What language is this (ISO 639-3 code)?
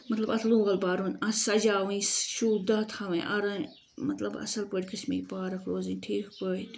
kas